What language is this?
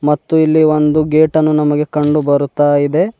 Kannada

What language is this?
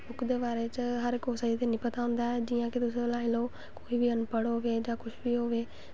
Dogri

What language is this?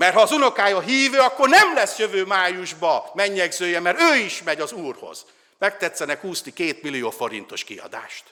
Hungarian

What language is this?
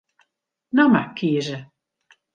Western Frisian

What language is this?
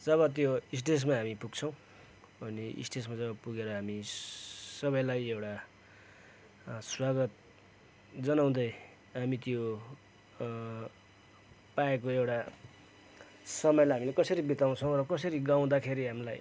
Nepali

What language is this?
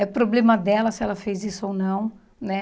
Portuguese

